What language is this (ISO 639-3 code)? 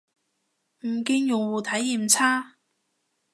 yue